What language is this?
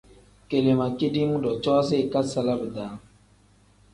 Tem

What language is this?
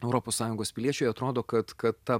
Lithuanian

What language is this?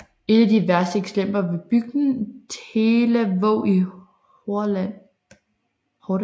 Danish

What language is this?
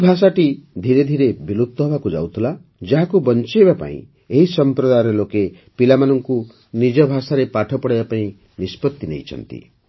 Odia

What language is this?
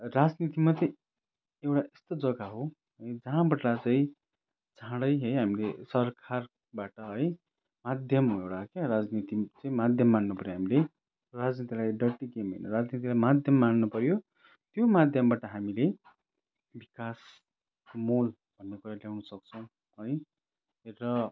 Nepali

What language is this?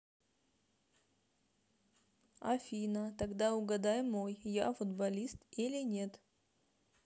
Russian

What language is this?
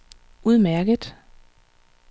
Danish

